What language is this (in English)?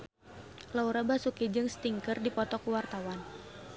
Sundanese